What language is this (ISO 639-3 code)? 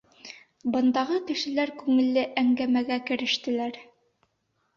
bak